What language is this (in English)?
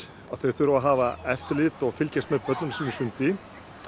Icelandic